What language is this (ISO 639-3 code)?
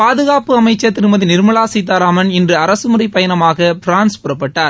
tam